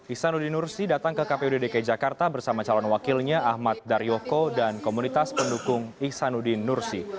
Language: Indonesian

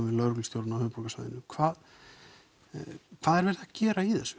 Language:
Icelandic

